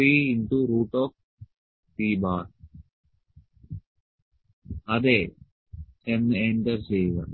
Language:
Malayalam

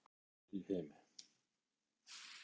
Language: Icelandic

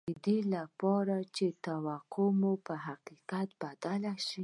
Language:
Pashto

